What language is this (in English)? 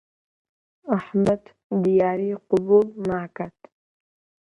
Central Kurdish